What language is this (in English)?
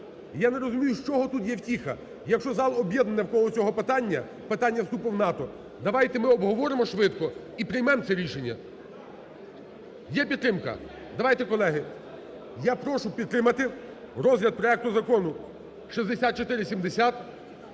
Ukrainian